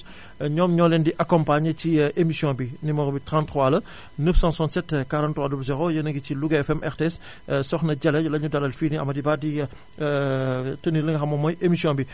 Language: Wolof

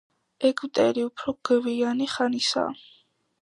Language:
Georgian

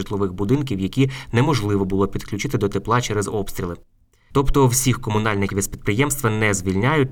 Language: Ukrainian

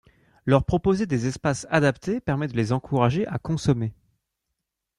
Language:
French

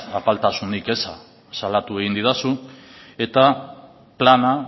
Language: Basque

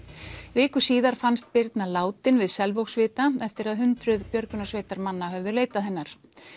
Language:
Icelandic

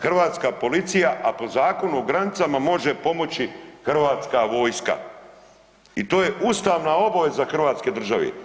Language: Croatian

